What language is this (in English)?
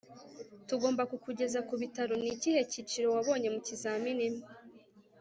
Kinyarwanda